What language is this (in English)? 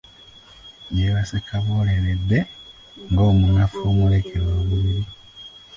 Ganda